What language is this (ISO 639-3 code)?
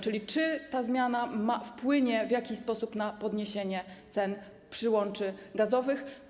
pol